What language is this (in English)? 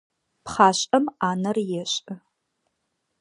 Adyghe